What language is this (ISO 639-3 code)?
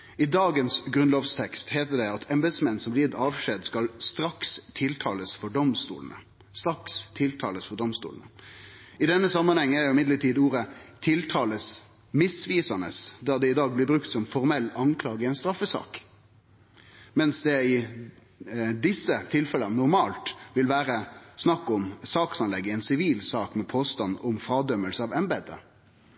nno